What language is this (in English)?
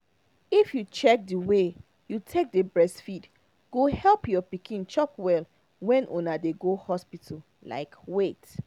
Nigerian Pidgin